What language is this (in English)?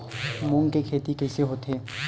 Chhattisgarhi